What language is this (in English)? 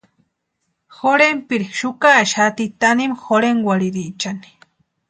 Western Highland Purepecha